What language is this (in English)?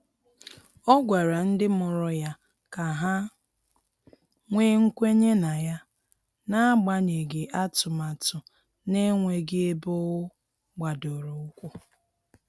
Igbo